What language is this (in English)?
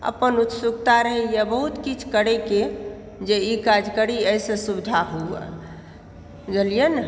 Maithili